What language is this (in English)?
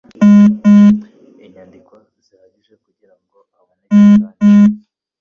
Kinyarwanda